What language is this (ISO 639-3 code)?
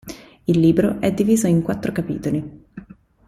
ita